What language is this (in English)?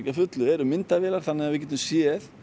Icelandic